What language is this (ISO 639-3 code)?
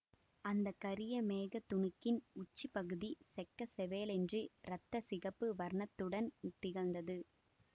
tam